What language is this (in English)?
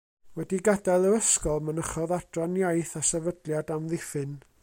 Welsh